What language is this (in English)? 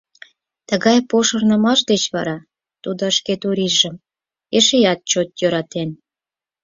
Mari